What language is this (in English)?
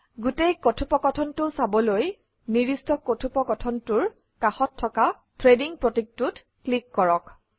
Assamese